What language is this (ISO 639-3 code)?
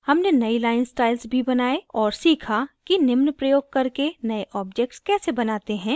hin